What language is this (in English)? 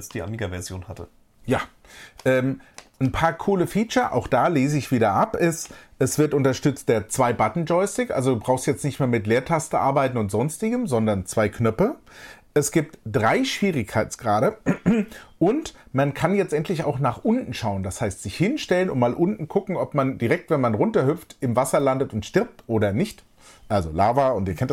German